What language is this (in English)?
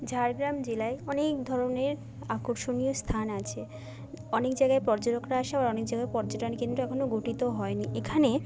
Bangla